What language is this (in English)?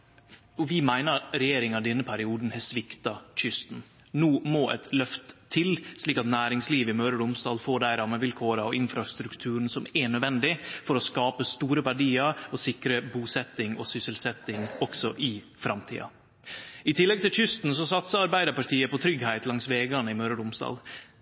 Norwegian Nynorsk